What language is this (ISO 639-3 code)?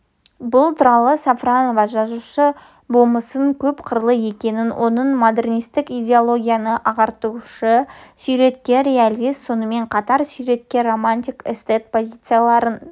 kaz